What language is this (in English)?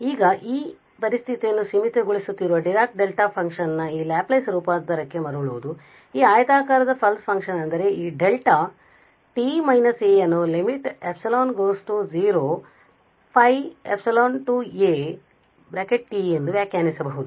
Kannada